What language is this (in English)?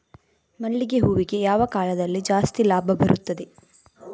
Kannada